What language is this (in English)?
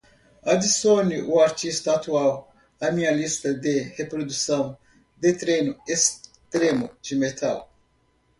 Portuguese